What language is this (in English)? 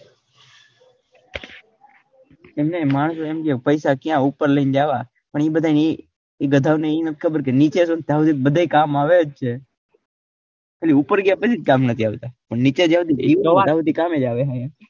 Gujarati